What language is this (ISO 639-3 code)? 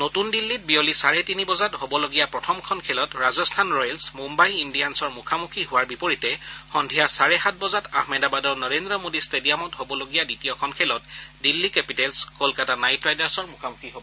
asm